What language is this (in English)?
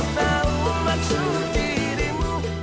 Indonesian